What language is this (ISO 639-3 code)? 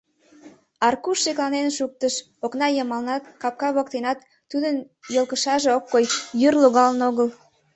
chm